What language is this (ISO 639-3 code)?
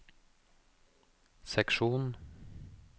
nor